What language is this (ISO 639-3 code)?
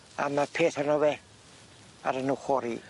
cym